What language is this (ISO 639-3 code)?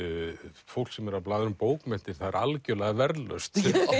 isl